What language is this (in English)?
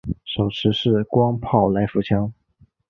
Chinese